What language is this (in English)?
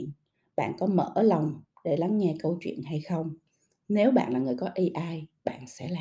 Vietnamese